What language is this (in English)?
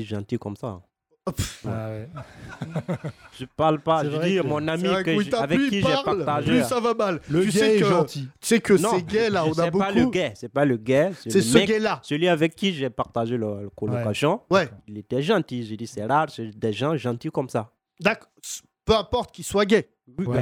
French